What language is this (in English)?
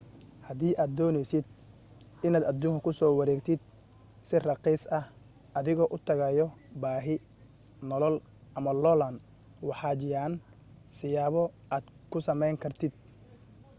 Somali